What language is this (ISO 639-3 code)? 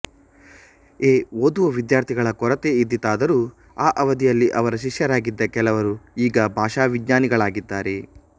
kan